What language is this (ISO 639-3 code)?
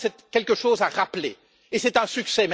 fra